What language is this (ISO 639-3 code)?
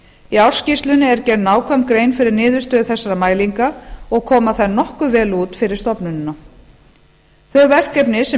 isl